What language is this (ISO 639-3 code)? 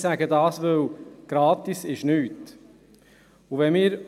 gsw